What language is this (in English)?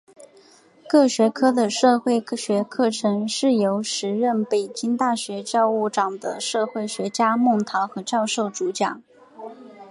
Chinese